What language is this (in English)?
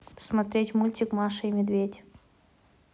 Russian